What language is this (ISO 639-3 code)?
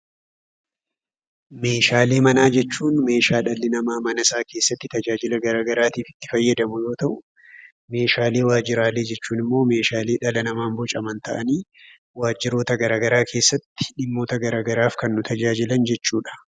orm